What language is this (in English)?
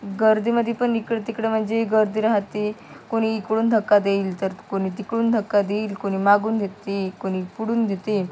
Marathi